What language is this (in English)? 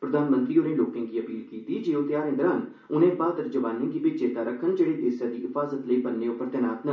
Dogri